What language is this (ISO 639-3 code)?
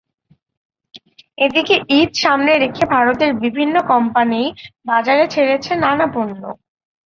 ben